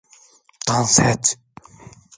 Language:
Turkish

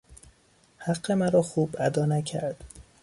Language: Persian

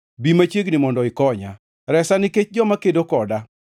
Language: Luo (Kenya and Tanzania)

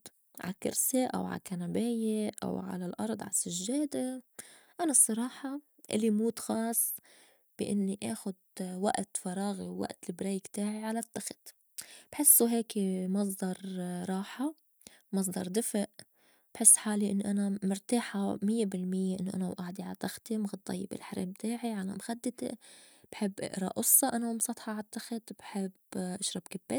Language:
North Levantine Arabic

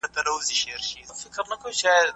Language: Pashto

